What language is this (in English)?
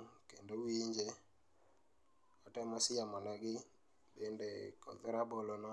Luo (Kenya and Tanzania)